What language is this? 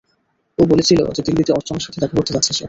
Bangla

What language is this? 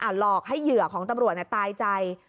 Thai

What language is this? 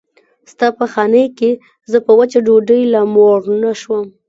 Pashto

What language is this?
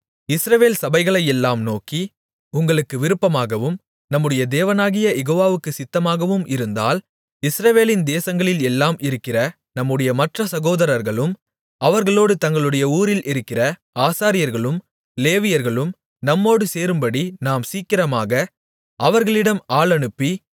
Tamil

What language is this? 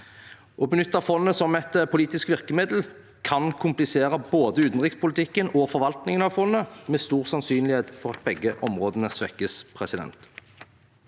Norwegian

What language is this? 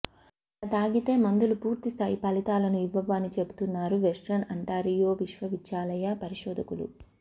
Telugu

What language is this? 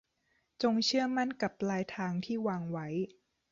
Thai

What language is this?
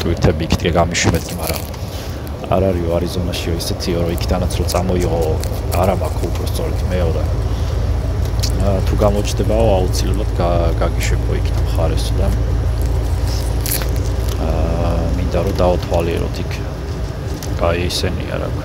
Romanian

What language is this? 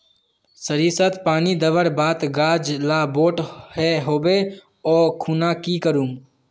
Magahi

